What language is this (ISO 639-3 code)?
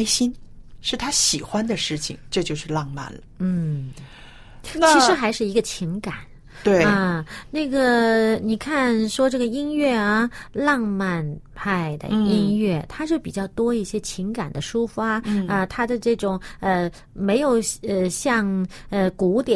zho